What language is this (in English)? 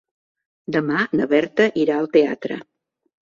Catalan